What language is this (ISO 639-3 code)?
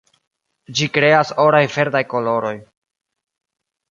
epo